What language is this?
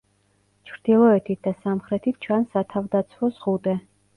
Georgian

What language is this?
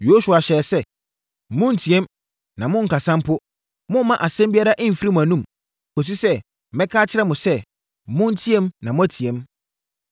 Akan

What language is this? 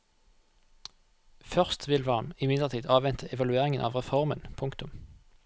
Norwegian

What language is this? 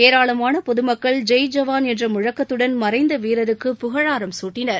Tamil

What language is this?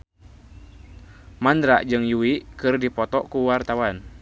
Sundanese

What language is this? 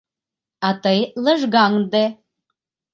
Mari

